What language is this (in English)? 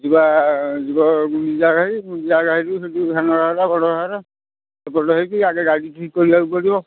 Odia